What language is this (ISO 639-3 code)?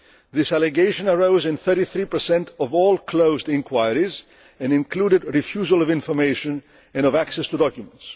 eng